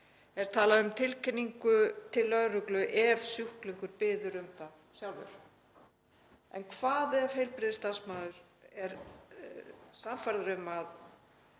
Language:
Icelandic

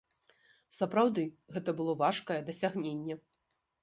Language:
Belarusian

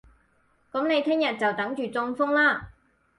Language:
Cantonese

